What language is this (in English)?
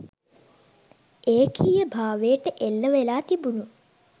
Sinhala